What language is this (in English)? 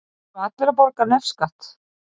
Icelandic